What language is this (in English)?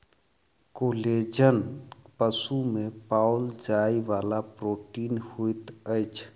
Maithili